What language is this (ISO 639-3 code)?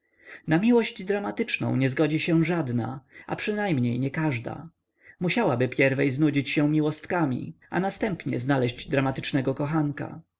pol